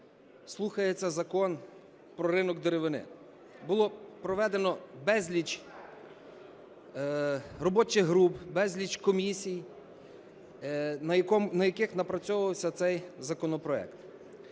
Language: Ukrainian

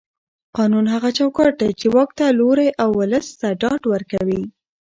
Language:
Pashto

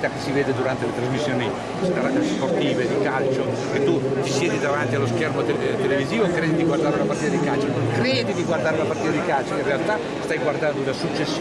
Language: Italian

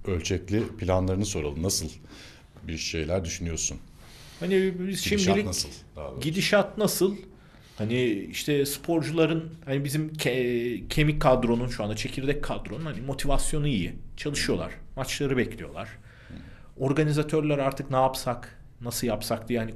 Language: Turkish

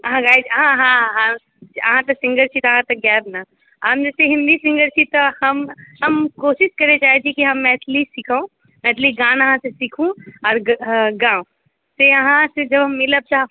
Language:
Maithili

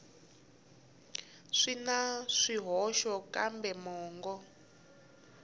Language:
Tsonga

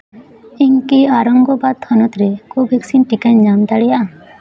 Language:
Santali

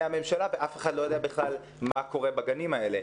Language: Hebrew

